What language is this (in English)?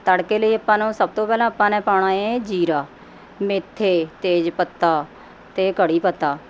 Punjabi